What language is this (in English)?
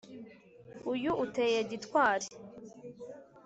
Kinyarwanda